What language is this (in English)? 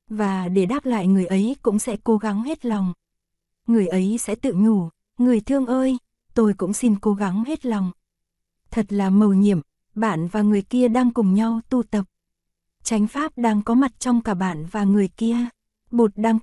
Vietnamese